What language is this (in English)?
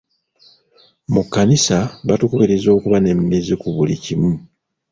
Ganda